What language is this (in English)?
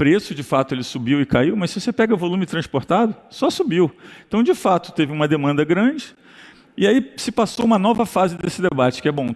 Portuguese